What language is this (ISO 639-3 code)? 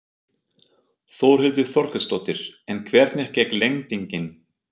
isl